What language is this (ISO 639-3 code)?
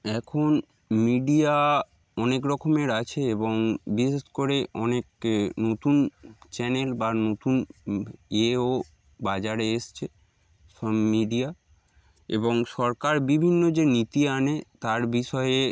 ben